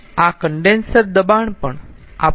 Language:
Gujarati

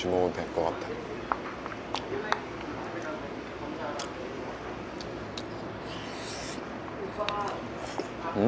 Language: Korean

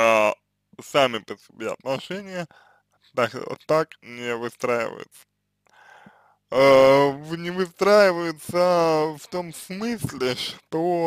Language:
Russian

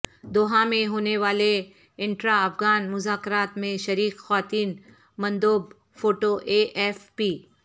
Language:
Urdu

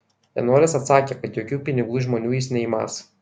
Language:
Lithuanian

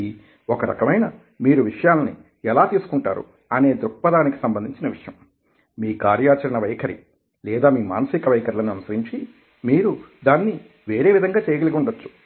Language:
Telugu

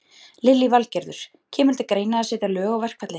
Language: Icelandic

